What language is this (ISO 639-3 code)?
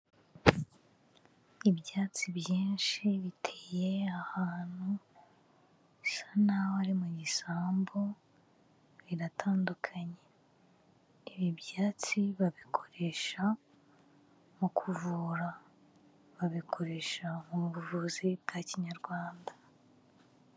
kin